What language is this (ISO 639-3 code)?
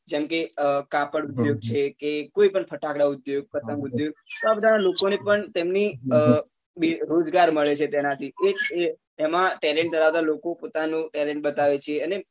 guj